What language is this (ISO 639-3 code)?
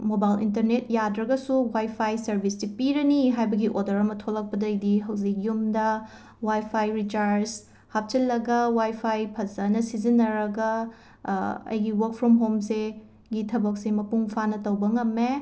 mni